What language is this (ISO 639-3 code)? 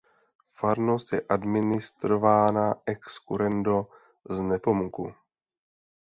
ces